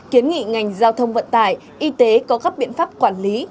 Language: Vietnamese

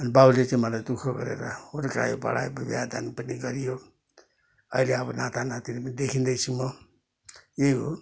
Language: Nepali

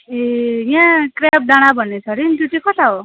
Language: Nepali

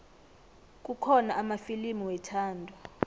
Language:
South Ndebele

